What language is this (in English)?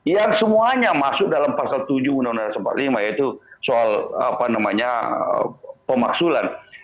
Indonesian